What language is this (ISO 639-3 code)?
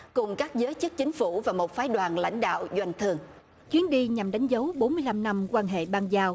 vie